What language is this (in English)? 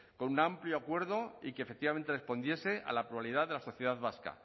Spanish